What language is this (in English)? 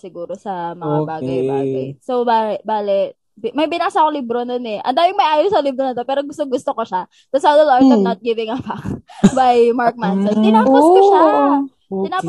Filipino